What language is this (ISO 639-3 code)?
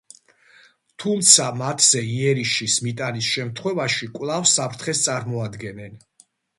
kat